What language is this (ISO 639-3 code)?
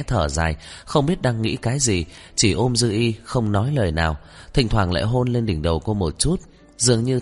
vie